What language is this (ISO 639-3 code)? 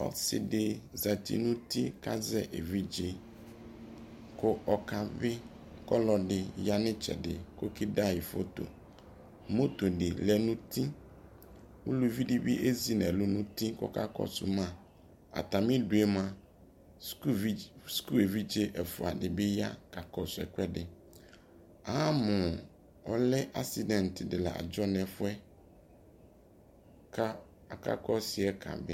kpo